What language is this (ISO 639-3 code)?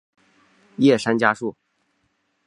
zho